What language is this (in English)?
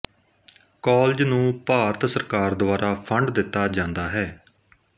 Punjabi